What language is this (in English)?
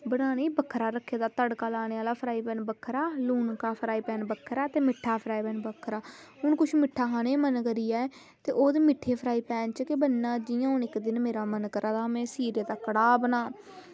Dogri